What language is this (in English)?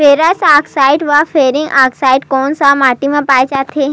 Chhattisgarhi